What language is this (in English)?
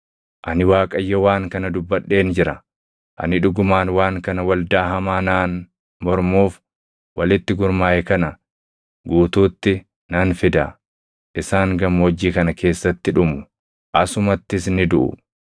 Oromo